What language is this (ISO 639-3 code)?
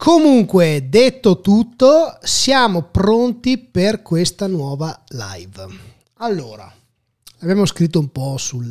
ita